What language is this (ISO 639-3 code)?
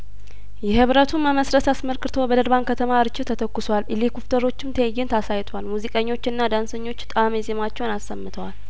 amh